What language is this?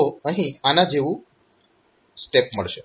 Gujarati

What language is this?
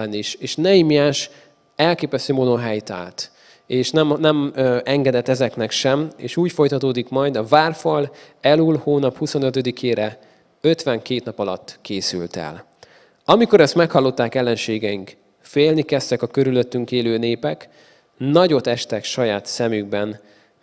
Hungarian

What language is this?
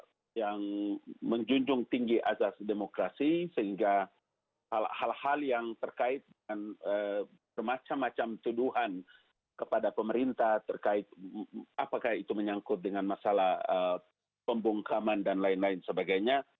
Indonesian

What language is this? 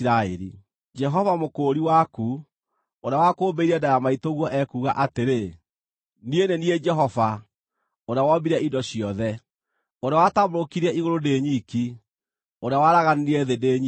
Kikuyu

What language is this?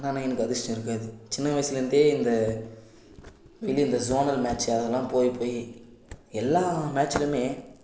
Tamil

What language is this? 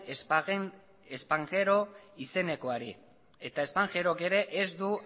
Basque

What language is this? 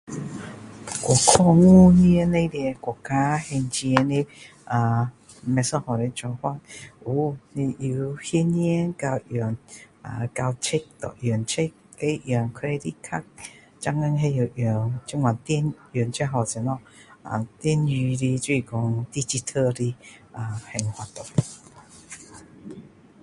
Min Dong Chinese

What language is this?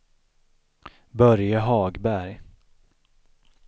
Swedish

